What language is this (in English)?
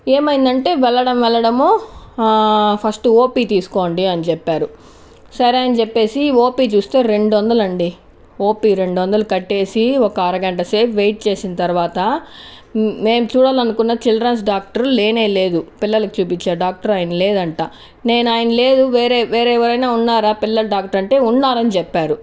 Telugu